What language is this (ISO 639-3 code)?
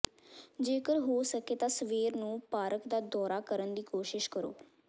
pan